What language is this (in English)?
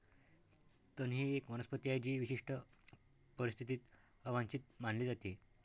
Marathi